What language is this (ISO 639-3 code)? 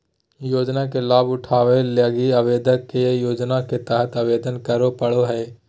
mag